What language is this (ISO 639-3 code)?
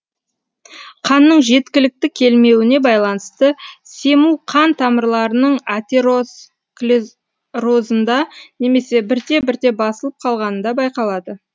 kaz